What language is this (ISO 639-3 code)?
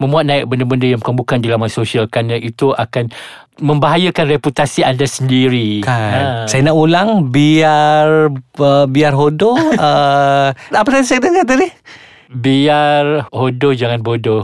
msa